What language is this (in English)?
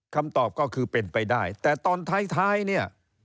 Thai